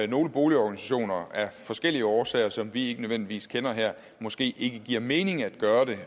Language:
Danish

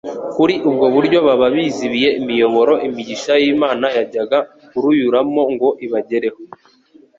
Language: Kinyarwanda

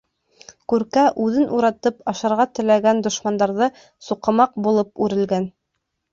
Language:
Bashkir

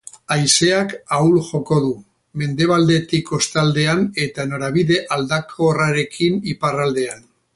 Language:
Basque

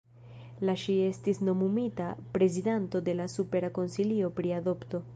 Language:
Esperanto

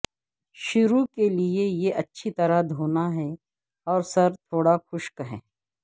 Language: Urdu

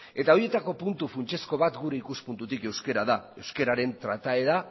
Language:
Basque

